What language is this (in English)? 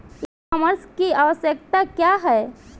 Bhojpuri